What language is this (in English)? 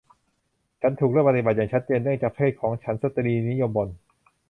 Thai